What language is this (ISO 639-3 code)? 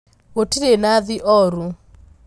kik